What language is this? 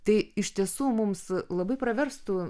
Lithuanian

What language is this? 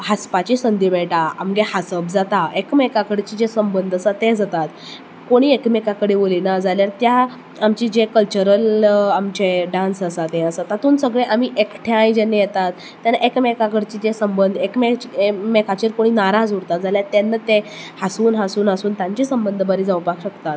Konkani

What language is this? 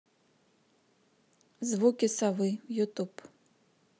Russian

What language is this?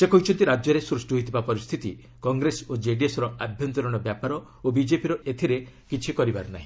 Odia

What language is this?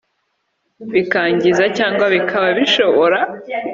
Kinyarwanda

